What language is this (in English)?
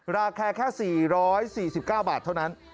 Thai